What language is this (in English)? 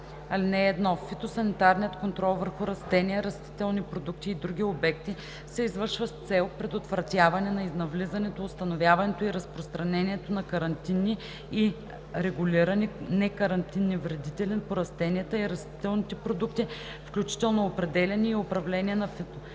Bulgarian